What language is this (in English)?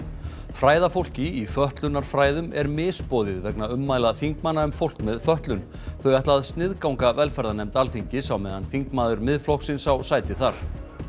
Icelandic